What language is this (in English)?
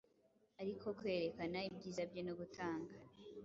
Kinyarwanda